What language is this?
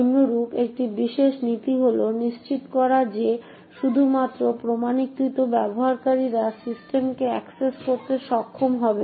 Bangla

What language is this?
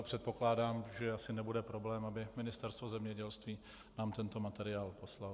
Czech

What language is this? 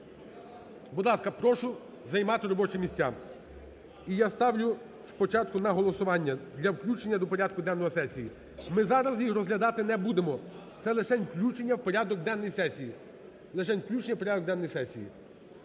Ukrainian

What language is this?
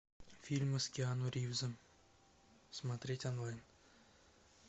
Russian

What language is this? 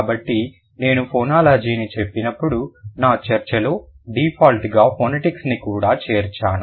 Telugu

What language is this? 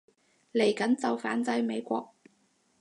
Cantonese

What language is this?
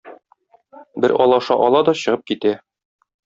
Tatar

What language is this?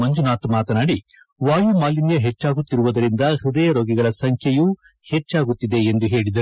Kannada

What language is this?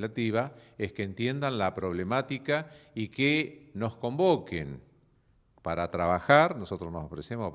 Spanish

